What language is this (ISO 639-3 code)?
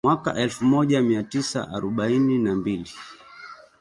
swa